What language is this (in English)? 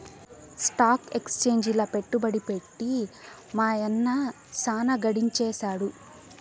Telugu